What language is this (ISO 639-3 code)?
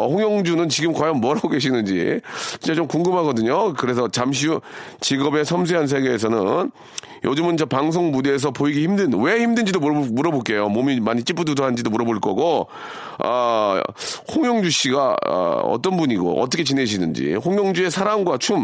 kor